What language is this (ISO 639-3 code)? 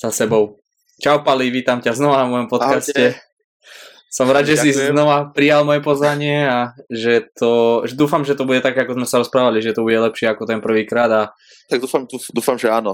slk